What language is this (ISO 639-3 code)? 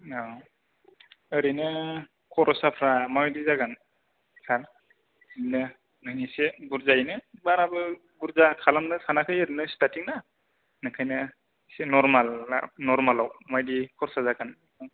brx